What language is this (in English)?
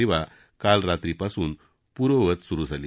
Marathi